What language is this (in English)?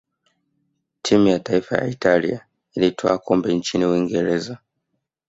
Swahili